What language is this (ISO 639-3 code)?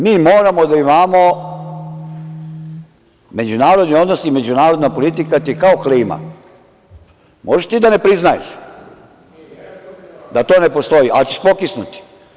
srp